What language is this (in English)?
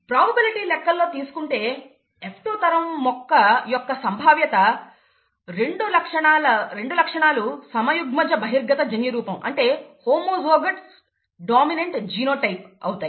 Telugu